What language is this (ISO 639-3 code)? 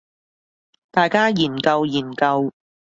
yue